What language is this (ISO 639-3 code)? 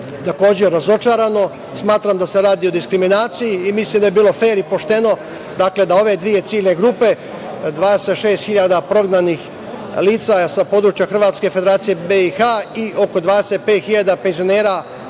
srp